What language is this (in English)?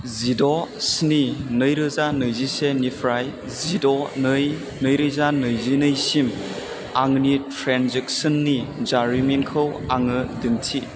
Bodo